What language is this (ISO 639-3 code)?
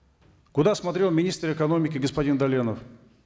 kaz